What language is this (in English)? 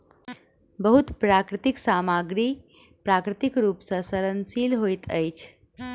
Maithili